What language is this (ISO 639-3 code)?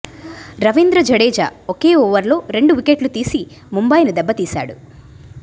tel